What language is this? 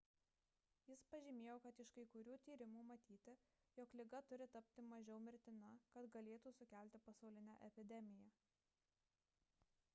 Lithuanian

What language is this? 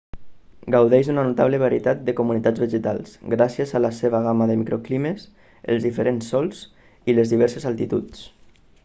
Catalan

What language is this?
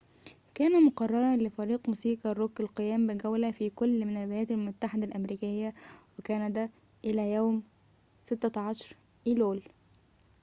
Arabic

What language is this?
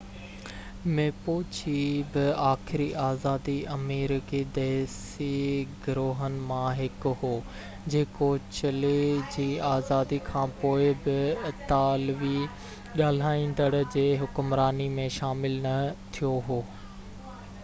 Sindhi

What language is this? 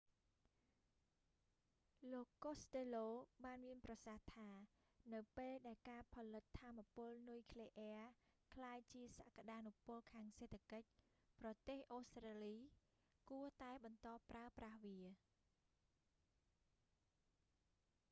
Khmer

